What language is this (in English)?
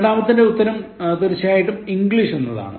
Malayalam